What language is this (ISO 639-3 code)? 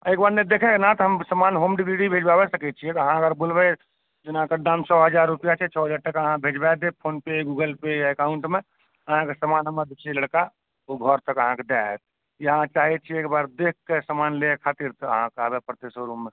mai